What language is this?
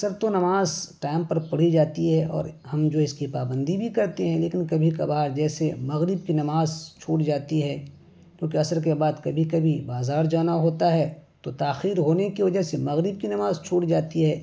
Urdu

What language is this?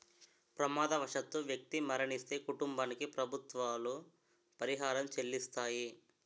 Telugu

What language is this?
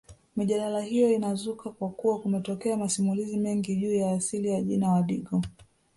Swahili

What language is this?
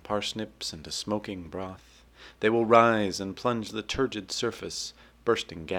English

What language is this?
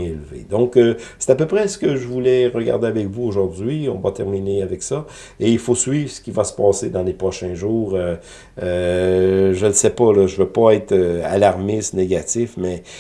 French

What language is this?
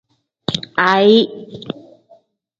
Tem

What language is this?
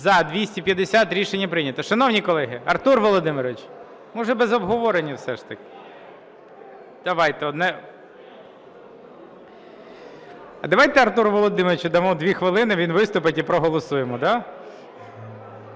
Ukrainian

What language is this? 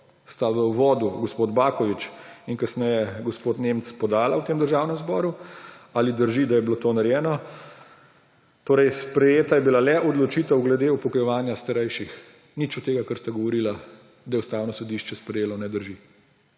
Slovenian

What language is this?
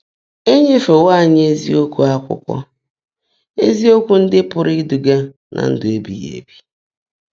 Igbo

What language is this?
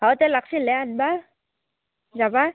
Assamese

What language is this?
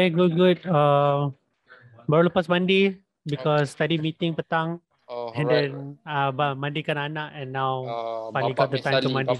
Malay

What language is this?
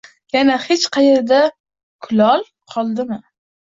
Uzbek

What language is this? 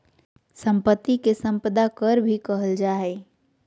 Magahi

